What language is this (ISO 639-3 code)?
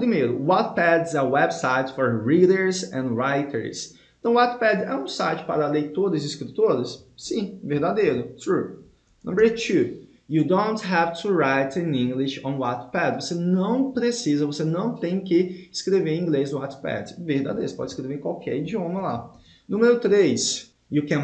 por